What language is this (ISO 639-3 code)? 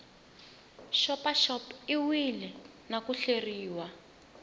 tso